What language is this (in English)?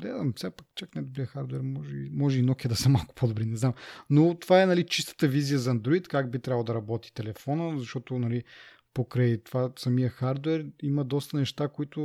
Bulgarian